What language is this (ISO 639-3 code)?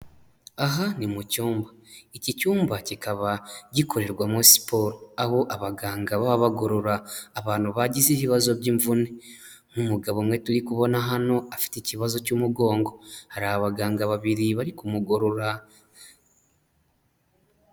kin